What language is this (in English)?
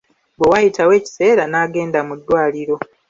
Ganda